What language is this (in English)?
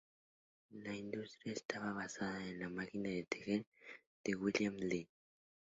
Spanish